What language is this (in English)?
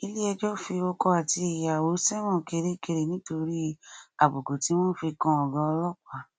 Yoruba